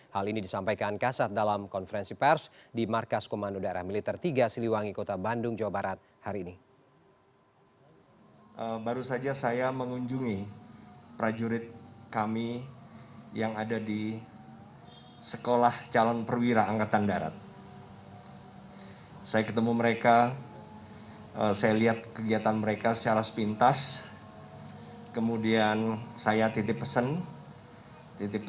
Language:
Indonesian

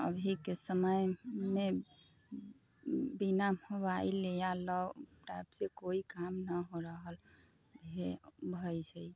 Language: Maithili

